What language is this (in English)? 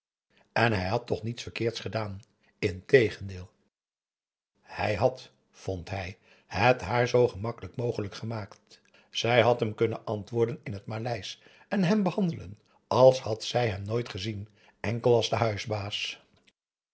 Dutch